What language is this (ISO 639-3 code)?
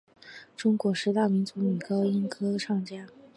zho